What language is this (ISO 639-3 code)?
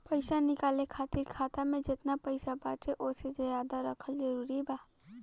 bho